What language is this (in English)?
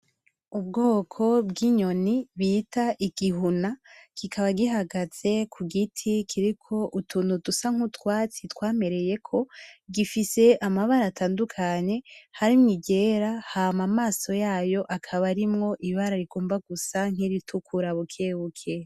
Rundi